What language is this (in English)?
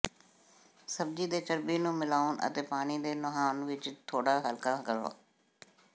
Punjabi